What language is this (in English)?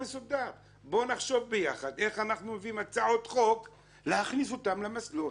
Hebrew